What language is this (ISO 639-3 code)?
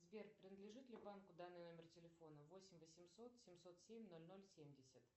rus